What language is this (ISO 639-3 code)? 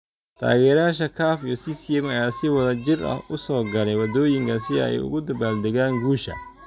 som